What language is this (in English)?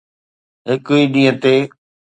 Sindhi